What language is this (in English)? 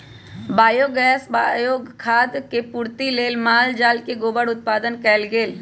Magahi